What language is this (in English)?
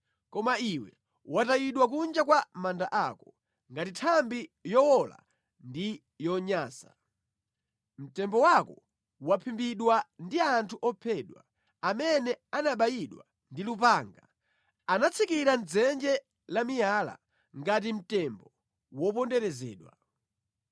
Nyanja